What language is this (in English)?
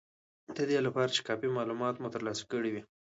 Pashto